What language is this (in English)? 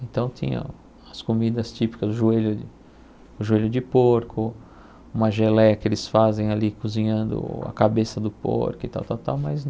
Portuguese